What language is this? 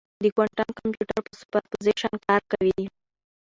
Pashto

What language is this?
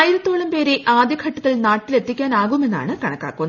Malayalam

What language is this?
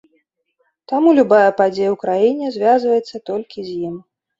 Belarusian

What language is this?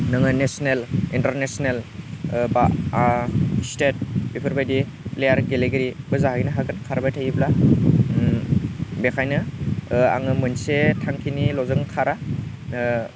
Bodo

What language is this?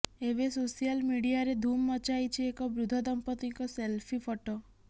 Odia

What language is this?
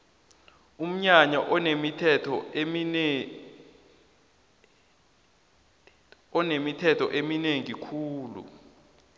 South Ndebele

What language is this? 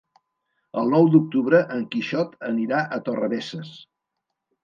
Catalan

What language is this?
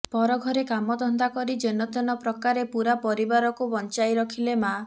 Odia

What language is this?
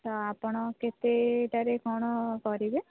Odia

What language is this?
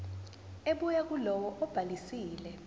Zulu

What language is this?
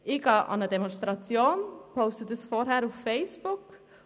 Swiss German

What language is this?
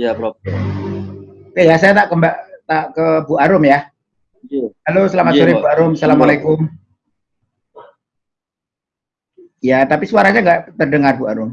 Indonesian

